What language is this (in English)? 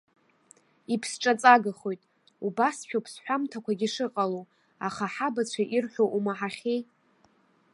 Abkhazian